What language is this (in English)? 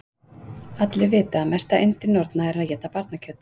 Icelandic